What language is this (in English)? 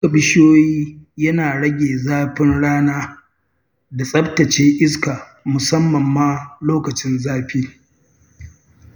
Hausa